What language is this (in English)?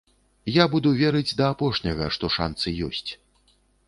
Belarusian